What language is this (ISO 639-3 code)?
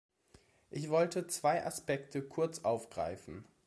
deu